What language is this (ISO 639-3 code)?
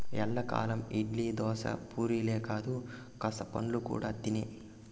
tel